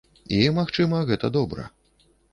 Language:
Belarusian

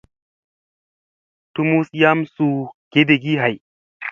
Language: Musey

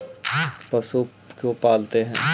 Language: Magahi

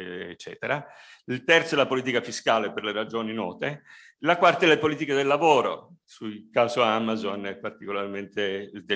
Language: Italian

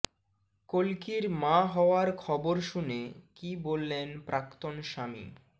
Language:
Bangla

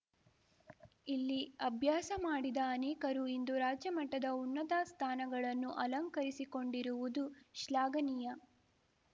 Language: Kannada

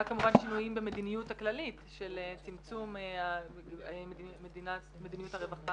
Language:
Hebrew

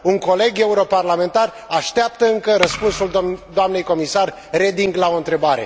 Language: Romanian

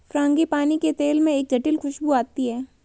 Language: Hindi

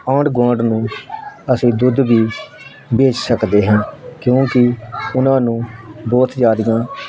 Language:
Punjabi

